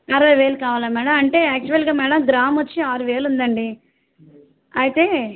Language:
Telugu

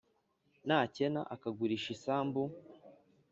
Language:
Kinyarwanda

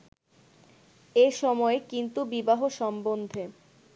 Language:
Bangla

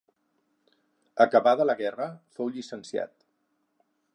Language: Catalan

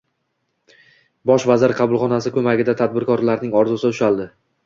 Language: Uzbek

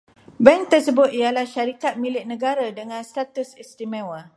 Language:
Malay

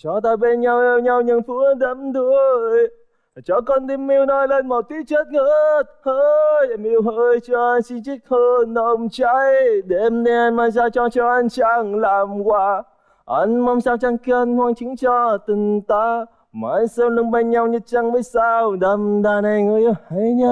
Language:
Vietnamese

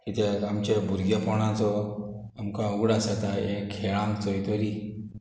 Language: Konkani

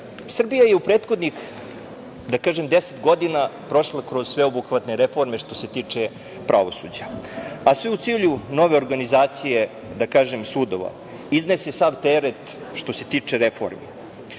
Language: Serbian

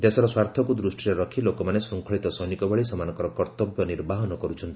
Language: Odia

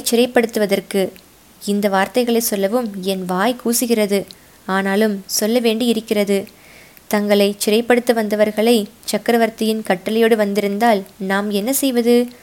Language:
Tamil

